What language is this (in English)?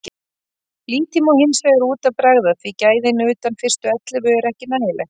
Icelandic